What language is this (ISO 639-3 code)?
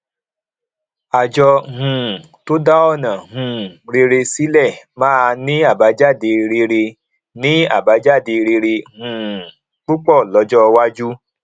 yor